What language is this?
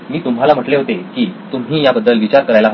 Marathi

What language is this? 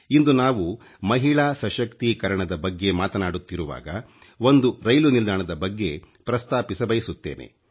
Kannada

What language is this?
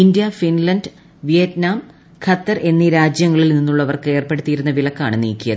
Malayalam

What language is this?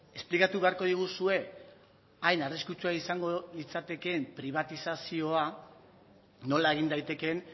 Basque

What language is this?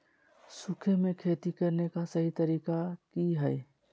Magahi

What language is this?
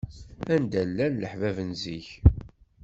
Kabyle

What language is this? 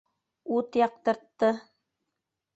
Bashkir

